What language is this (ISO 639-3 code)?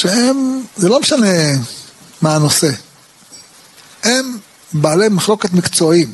heb